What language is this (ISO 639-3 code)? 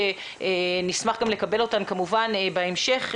heb